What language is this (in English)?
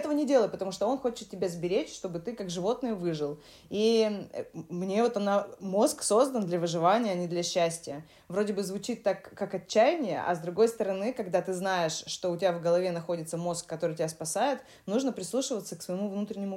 Russian